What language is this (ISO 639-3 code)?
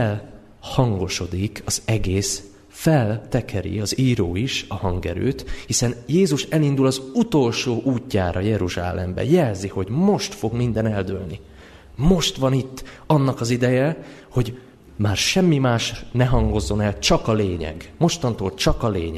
hun